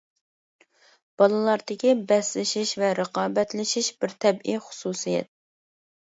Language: Uyghur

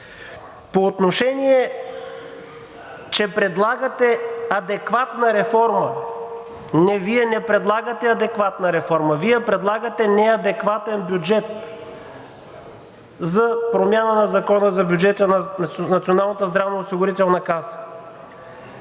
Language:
Bulgarian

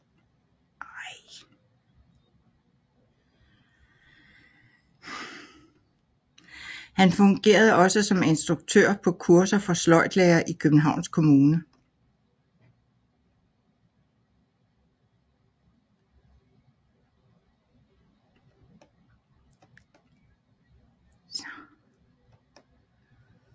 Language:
Danish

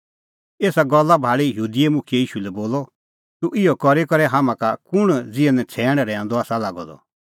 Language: Kullu Pahari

